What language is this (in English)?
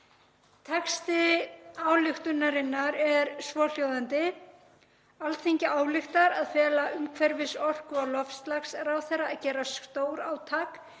Icelandic